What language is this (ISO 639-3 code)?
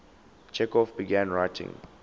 eng